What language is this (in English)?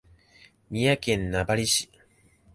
Japanese